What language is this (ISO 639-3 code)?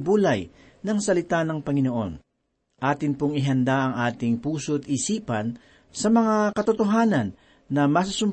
fil